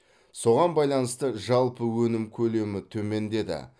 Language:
Kazakh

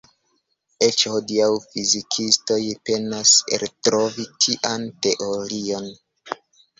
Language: Esperanto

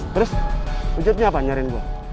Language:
Indonesian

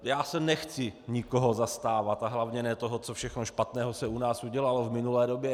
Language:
Czech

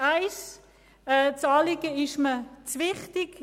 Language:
Swiss German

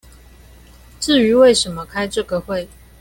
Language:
Chinese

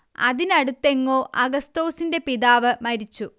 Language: Malayalam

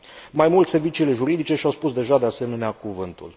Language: Romanian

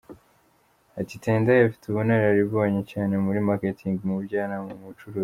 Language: Kinyarwanda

